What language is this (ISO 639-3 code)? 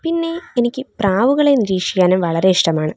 mal